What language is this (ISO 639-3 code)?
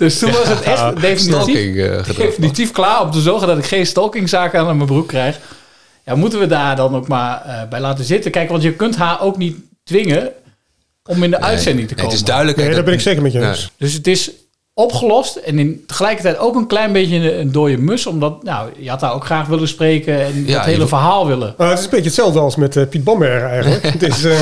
nld